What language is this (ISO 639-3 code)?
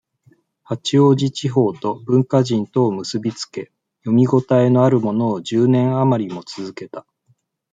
jpn